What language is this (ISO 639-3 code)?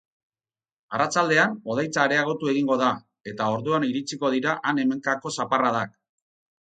eus